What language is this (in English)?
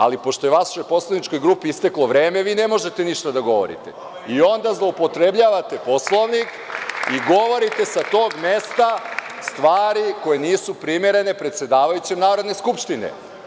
Serbian